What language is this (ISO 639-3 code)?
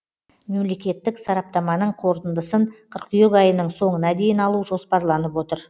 kaz